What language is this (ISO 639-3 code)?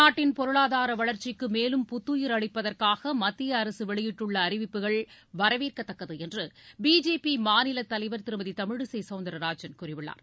tam